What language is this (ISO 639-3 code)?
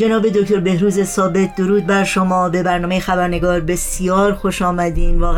fas